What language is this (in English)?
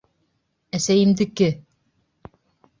Bashkir